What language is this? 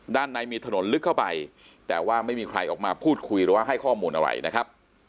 Thai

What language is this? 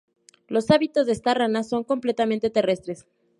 Spanish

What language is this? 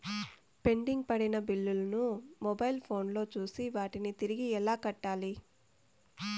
Telugu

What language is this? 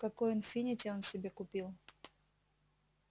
Russian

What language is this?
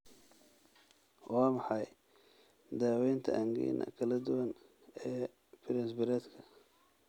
Somali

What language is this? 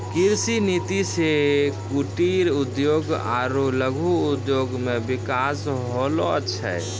Maithili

